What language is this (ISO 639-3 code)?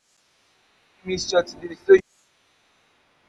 pcm